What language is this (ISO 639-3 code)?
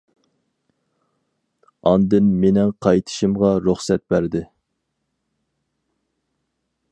uig